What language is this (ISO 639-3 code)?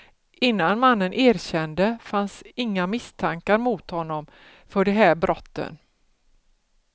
swe